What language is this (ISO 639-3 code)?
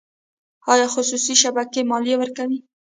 pus